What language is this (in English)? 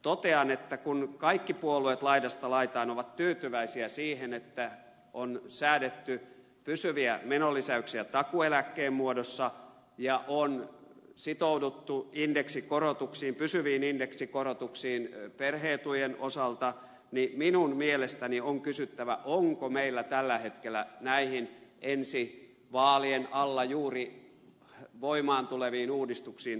Finnish